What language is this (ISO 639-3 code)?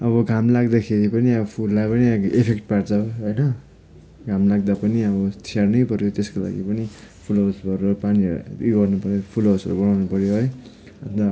nep